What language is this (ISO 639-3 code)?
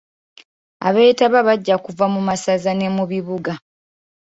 lug